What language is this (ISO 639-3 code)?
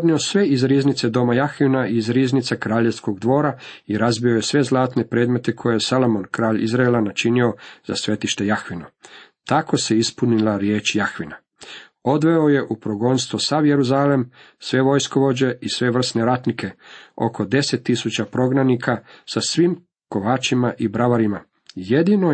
hrv